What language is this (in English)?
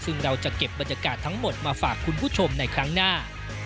Thai